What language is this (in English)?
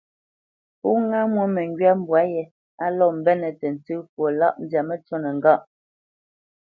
Bamenyam